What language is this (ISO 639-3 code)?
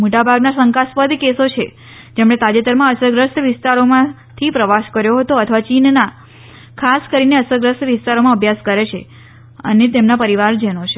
guj